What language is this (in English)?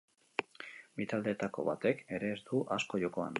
Basque